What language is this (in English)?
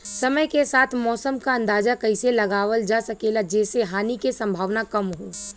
Bhojpuri